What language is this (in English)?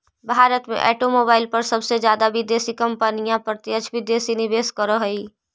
Magahi